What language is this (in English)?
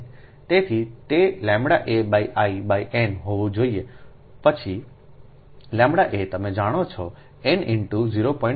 Gujarati